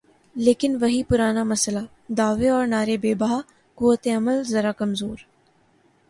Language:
Urdu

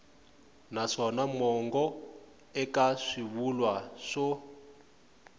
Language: Tsonga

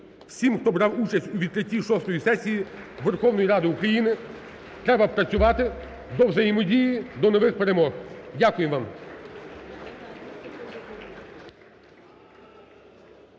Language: Ukrainian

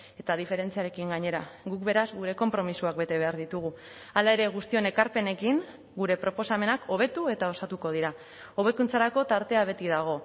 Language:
Basque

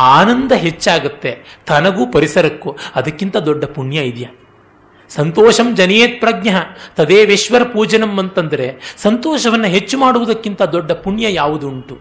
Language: Kannada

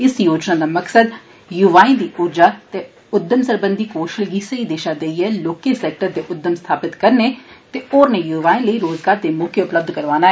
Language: Dogri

